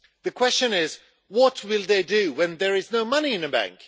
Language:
English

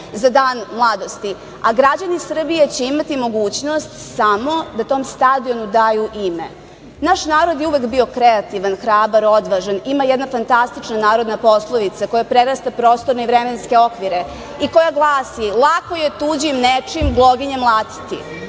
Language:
Serbian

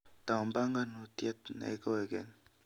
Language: Kalenjin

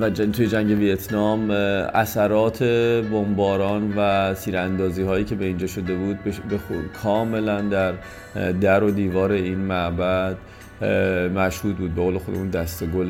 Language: Persian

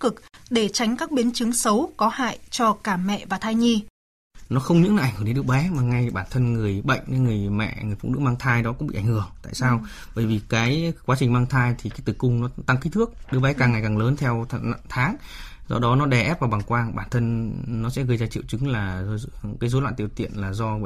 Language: Vietnamese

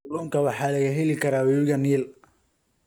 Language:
Somali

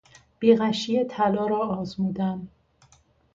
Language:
Persian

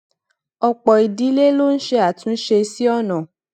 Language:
Yoruba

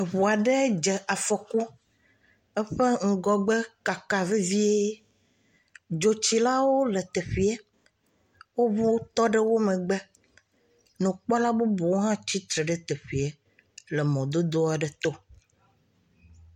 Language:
Ewe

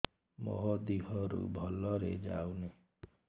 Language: Odia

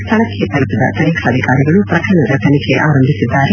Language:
Kannada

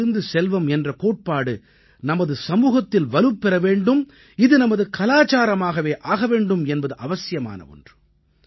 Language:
Tamil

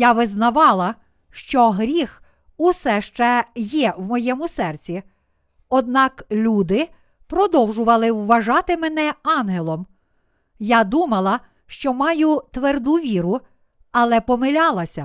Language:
Ukrainian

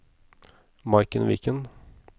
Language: Norwegian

